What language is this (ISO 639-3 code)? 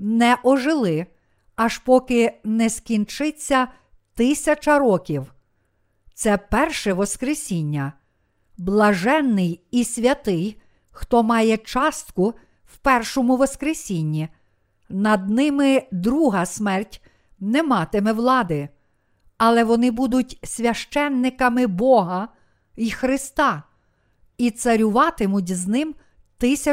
ukr